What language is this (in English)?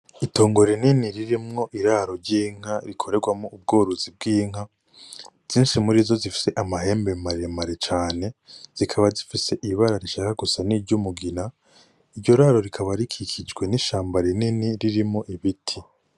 Rundi